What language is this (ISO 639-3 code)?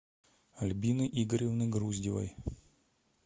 rus